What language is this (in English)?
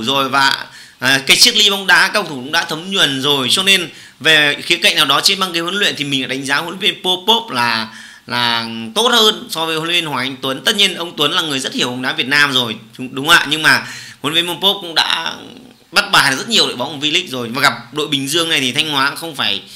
Vietnamese